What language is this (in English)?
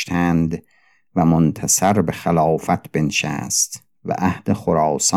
Persian